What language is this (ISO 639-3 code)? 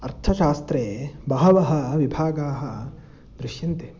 san